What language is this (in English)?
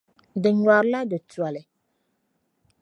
Dagbani